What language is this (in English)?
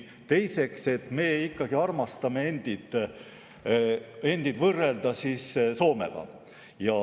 Estonian